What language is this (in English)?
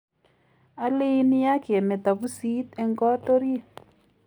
Kalenjin